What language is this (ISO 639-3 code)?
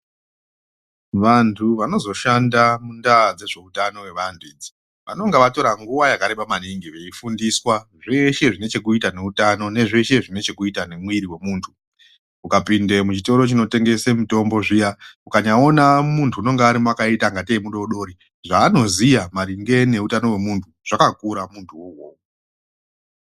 ndc